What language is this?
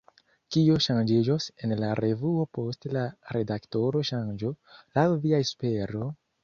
Esperanto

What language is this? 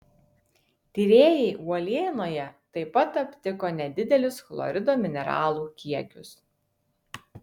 Lithuanian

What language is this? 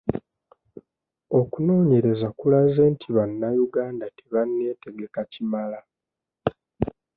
Ganda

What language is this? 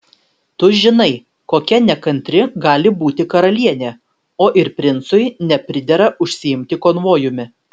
Lithuanian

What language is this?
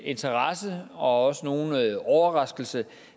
Danish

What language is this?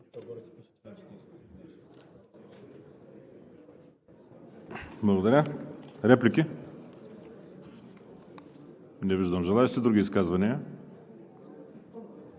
Bulgarian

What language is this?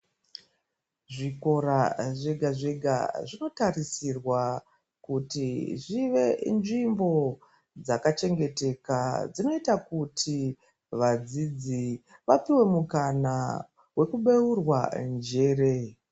Ndau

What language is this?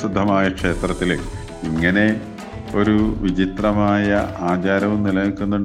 Malayalam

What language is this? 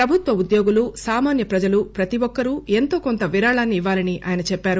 Telugu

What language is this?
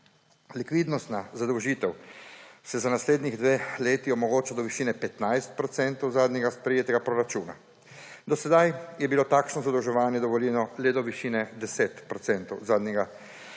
Slovenian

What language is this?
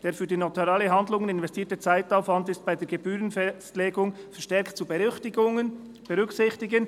Swiss German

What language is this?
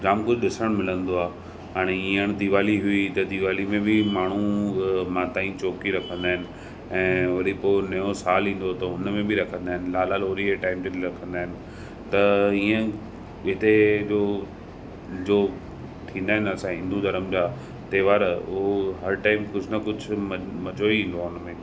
Sindhi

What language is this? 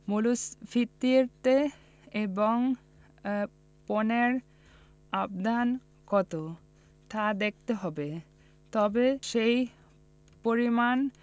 Bangla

